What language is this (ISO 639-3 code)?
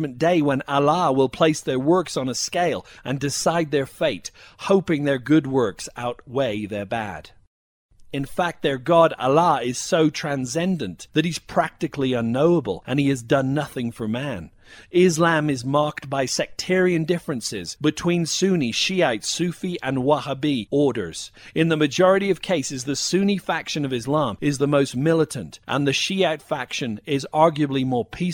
eng